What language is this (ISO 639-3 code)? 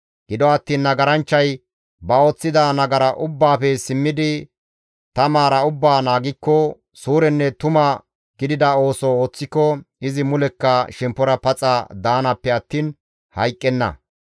gmv